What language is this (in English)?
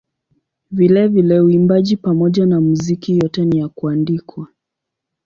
Swahili